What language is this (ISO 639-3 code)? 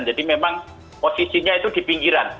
ind